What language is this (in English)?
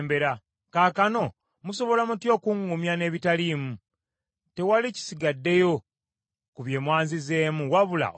Ganda